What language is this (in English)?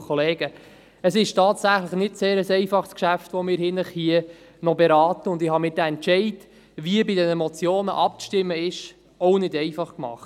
Swiss German